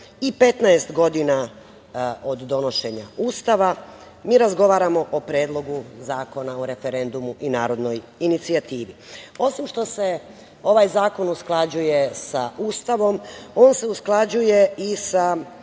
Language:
Serbian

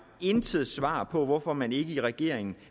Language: Danish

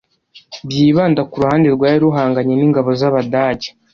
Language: Kinyarwanda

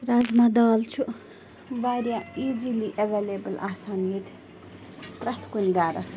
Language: Kashmiri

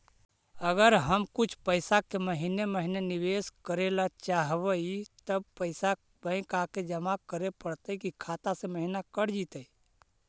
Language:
Magahi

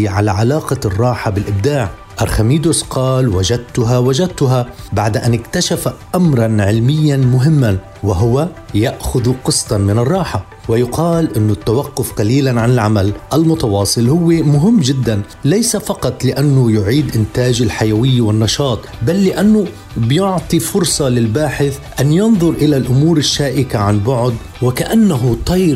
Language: Arabic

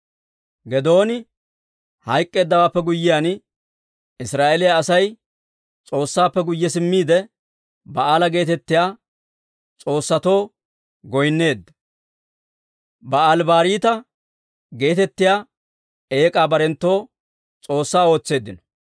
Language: Dawro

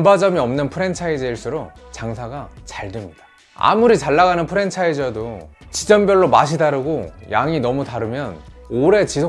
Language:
Korean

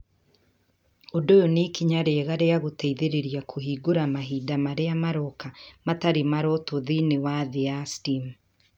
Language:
Kikuyu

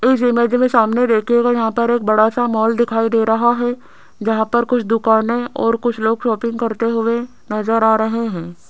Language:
Hindi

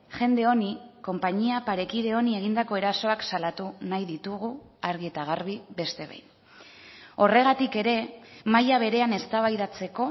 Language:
Basque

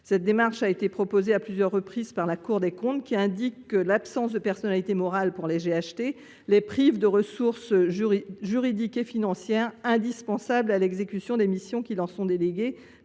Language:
French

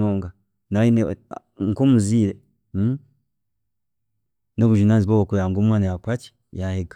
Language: Chiga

